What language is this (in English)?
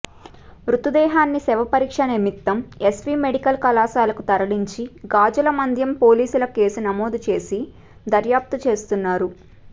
Telugu